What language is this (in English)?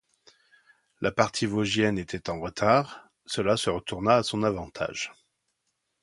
French